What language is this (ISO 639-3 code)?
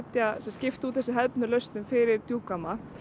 isl